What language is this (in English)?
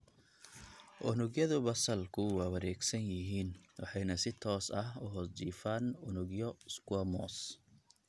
Somali